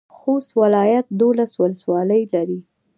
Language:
Pashto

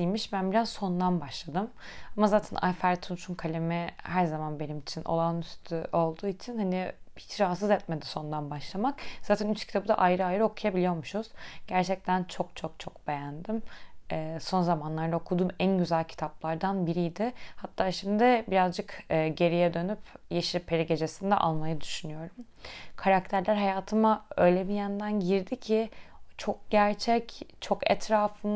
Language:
Turkish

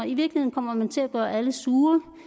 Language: Danish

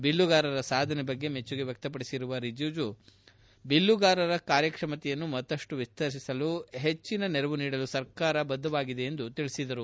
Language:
Kannada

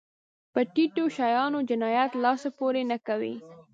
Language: Pashto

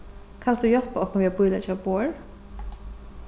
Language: Faroese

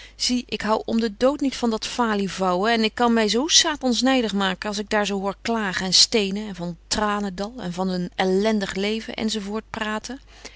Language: Dutch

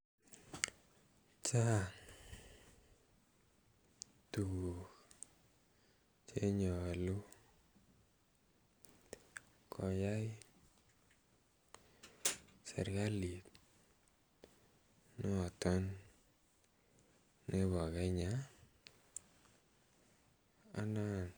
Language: Kalenjin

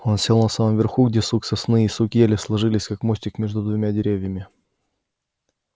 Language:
Russian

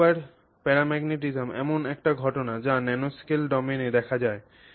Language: Bangla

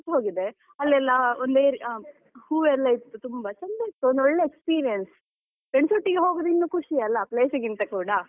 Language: Kannada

